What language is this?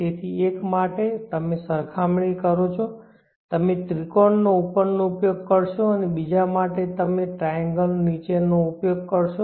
Gujarati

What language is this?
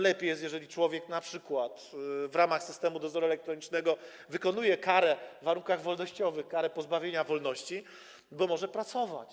Polish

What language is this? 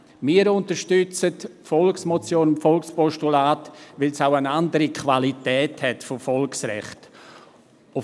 Swiss German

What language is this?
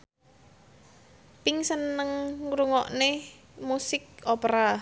Javanese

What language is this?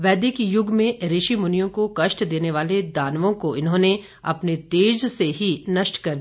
Hindi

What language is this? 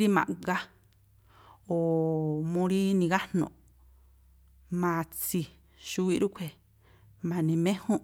Tlacoapa Me'phaa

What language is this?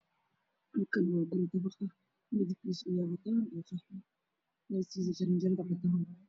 Somali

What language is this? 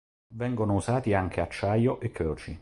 Italian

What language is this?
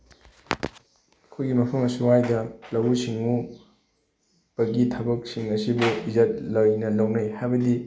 Manipuri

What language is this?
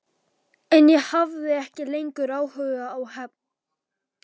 Icelandic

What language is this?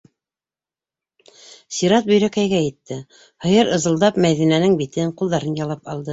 Bashkir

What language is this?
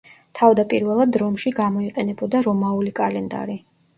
Georgian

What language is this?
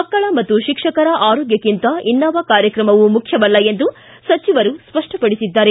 Kannada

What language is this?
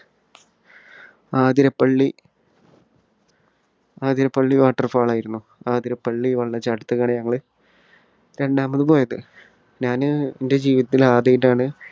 Malayalam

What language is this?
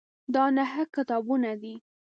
Pashto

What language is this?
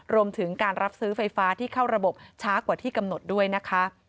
Thai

